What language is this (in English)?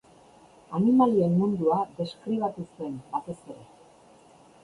Basque